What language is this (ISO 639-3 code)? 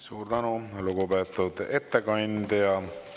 est